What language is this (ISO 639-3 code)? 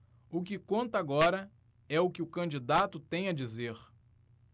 por